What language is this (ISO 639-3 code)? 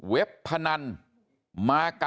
tha